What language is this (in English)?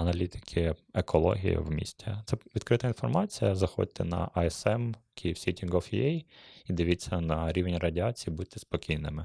Ukrainian